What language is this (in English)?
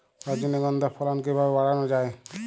Bangla